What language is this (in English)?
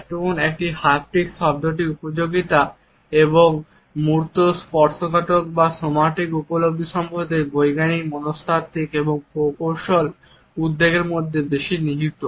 Bangla